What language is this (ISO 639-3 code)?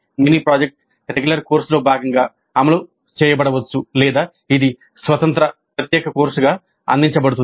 tel